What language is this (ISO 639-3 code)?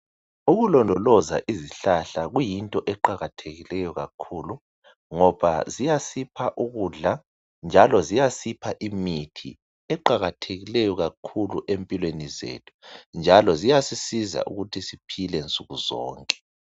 nde